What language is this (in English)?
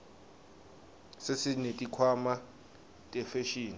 Swati